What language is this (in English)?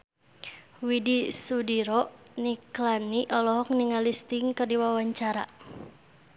Sundanese